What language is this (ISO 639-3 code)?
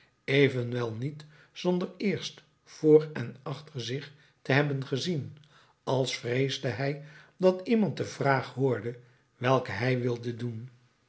nld